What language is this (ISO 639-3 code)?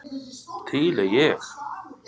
isl